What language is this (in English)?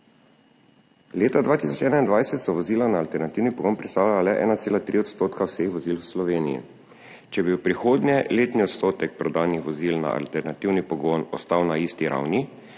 Slovenian